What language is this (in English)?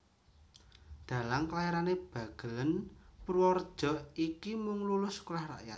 Javanese